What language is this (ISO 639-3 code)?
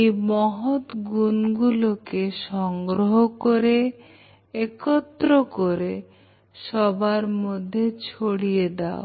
ben